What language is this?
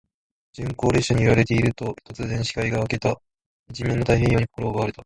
Japanese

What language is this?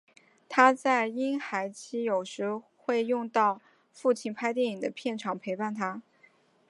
Chinese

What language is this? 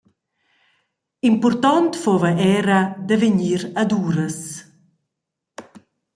Romansh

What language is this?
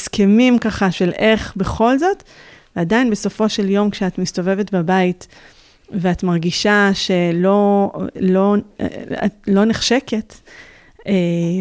Hebrew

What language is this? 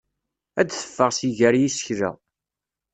Kabyle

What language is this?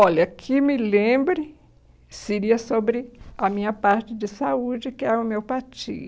Portuguese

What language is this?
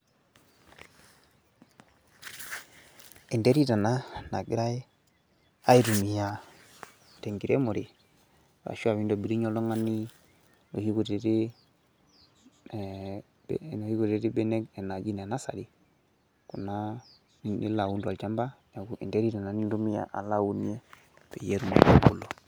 Masai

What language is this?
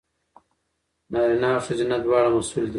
Pashto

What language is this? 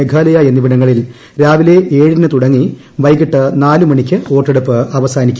Malayalam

